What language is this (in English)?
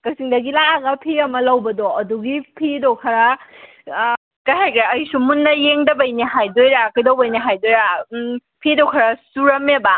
Manipuri